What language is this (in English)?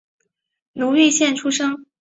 Chinese